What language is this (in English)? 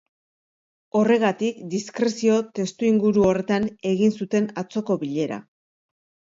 Basque